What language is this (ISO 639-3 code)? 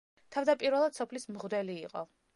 kat